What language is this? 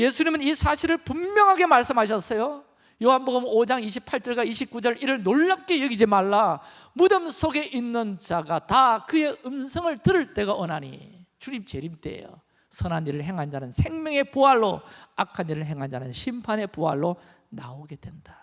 Korean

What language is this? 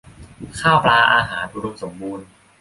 Thai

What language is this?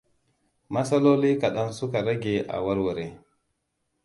Hausa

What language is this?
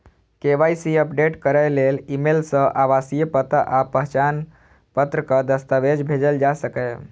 Maithili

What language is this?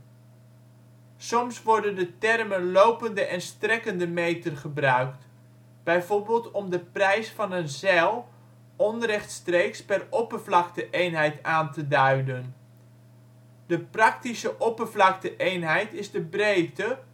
Dutch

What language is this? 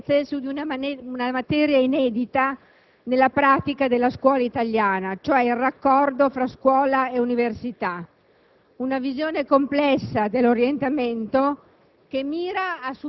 Italian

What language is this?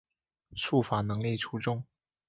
Chinese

